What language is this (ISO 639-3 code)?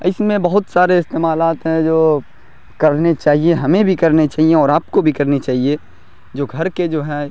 urd